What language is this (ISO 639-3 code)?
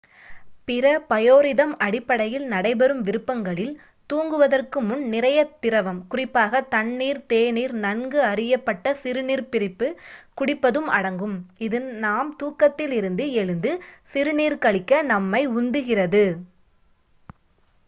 tam